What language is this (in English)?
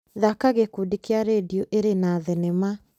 Kikuyu